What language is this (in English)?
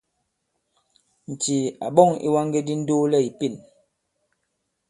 Bankon